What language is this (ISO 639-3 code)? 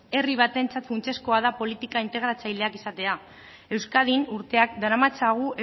eus